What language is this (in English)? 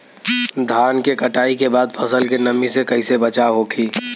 Bhojpuri